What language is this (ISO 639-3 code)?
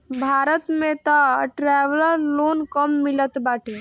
bho